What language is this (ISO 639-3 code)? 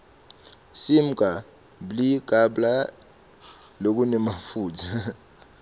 ssw